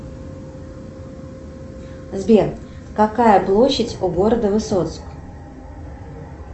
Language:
Russian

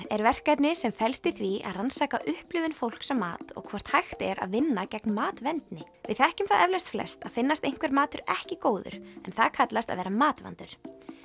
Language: Icelandic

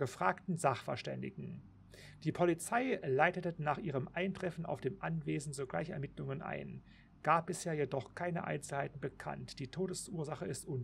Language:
German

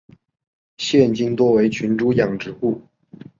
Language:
Chinese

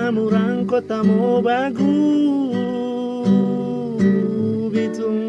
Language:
Indonesian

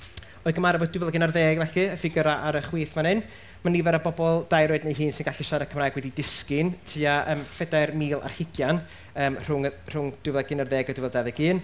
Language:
Welsh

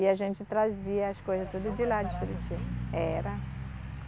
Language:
Portuguese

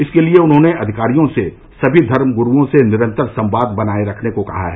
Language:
Hindi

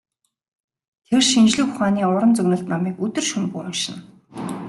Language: Mongolian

